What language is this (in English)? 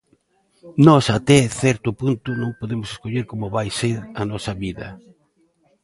Galician